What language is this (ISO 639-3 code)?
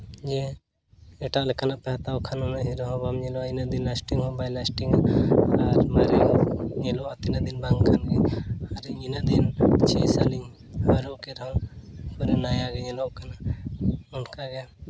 sat